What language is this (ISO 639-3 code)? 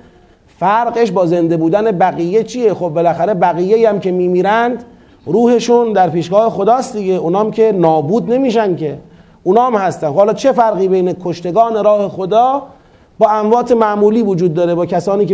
fas